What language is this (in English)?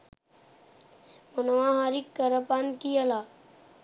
Sinhala